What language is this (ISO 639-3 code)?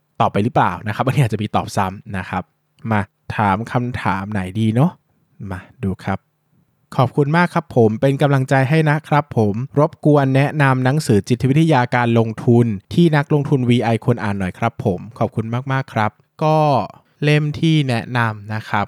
tha